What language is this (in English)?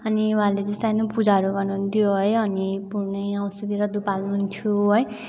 Nepali